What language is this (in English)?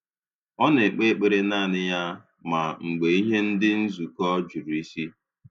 Igbo